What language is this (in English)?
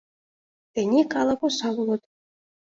Mari